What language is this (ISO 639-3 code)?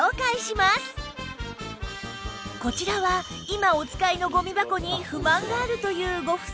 jpn